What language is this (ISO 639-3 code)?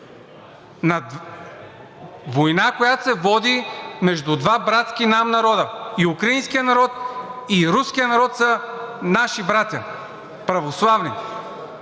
bul